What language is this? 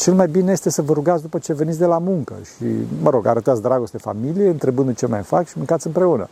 Romanian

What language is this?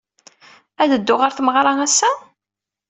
Kabyle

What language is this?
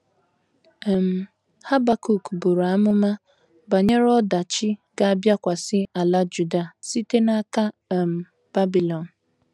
Igbo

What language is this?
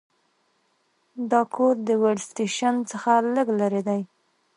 Pashto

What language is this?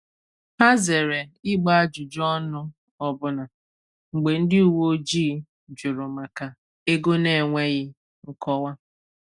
Igbo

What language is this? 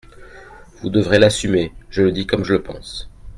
French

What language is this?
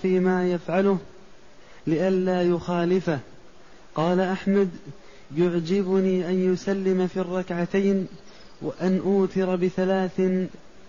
Arabic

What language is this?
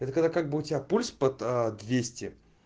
Russian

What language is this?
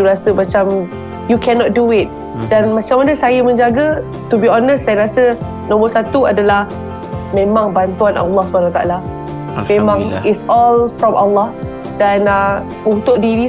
Malay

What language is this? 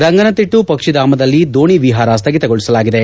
Kannada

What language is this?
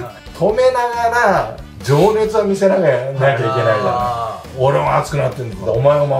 Japanese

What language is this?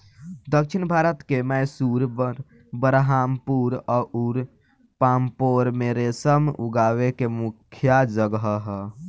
Bhojpuri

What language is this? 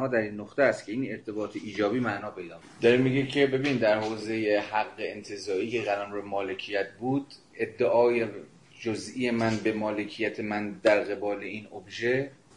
Persian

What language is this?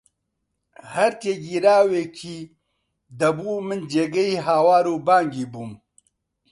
Central Kurdish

